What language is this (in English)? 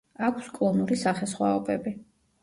Georgian